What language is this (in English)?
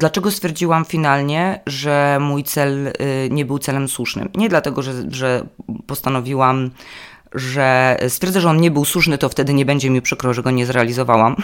Polish